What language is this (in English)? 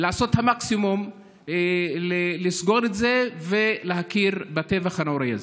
Hebrew